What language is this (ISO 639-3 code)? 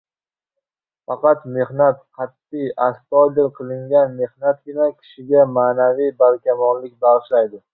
uzb